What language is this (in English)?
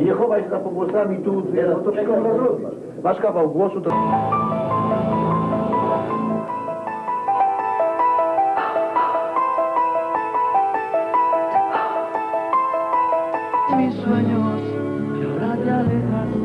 Polish